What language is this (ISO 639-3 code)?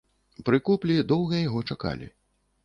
bel